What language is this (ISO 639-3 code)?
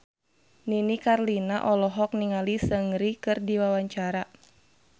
sun